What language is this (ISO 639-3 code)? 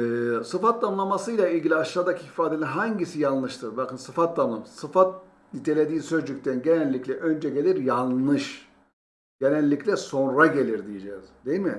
tur